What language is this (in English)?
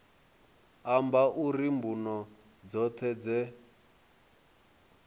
Venda